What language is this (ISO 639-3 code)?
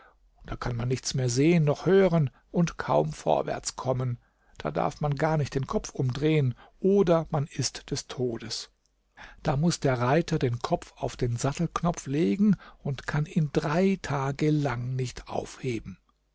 deu